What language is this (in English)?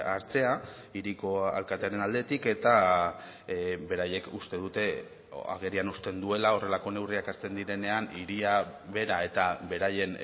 Basque